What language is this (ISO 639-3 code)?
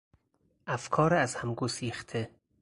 fas